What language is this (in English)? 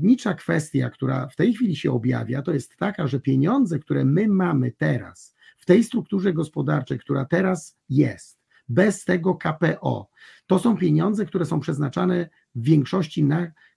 Polish